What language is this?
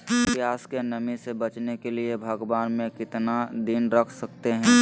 Magahi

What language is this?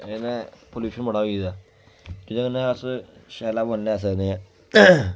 Dogri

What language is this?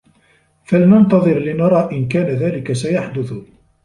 Arabic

